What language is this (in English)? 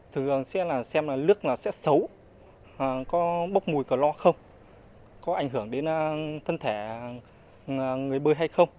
Vietnamese